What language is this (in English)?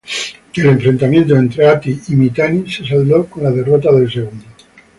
Spanish